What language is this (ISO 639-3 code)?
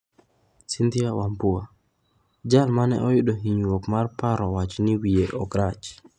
luo